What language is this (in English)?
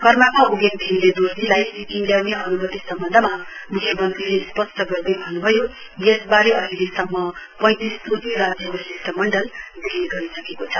Nepali